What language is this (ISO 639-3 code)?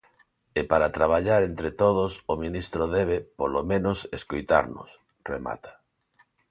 glg